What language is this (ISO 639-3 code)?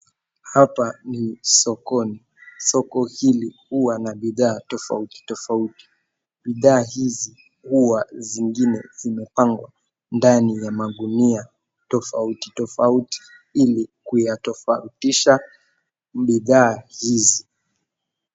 swa